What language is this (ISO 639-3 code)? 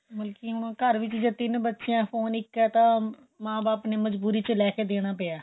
pan